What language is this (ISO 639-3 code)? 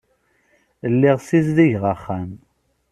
kab